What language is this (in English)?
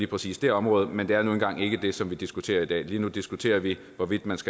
Danish